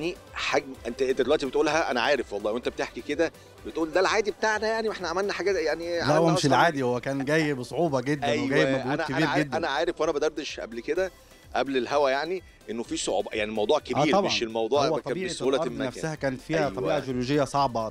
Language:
Arabic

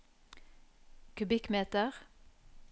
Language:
Norwegian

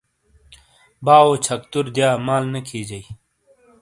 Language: Shina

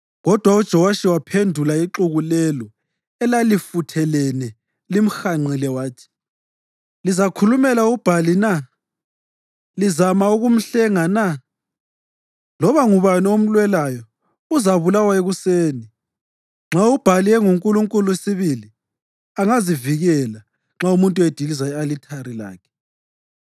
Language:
North Ndebele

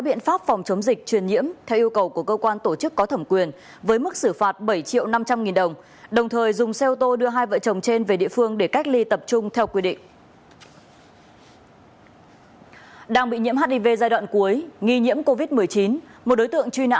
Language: Vietnamese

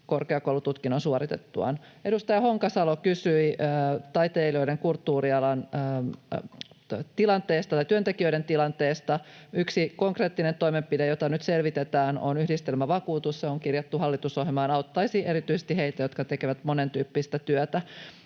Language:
Finnish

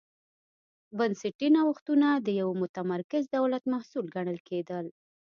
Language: Pashto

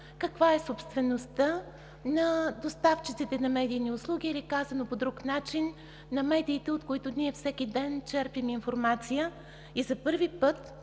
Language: Bulgarian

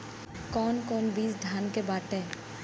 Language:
Bhojpuri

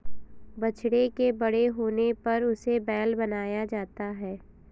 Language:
Hindi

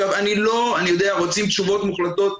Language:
Hebrew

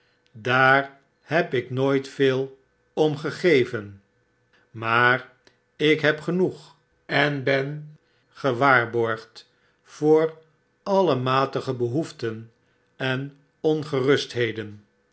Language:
Dutch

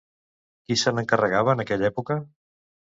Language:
Catalan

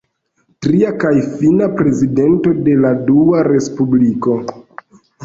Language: Esperanto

